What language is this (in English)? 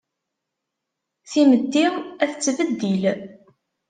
Kabyle